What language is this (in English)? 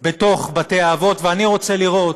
Hebrew